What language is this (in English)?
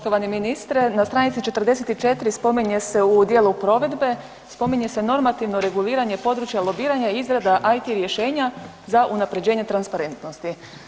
Croatian